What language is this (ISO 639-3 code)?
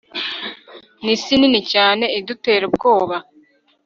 kin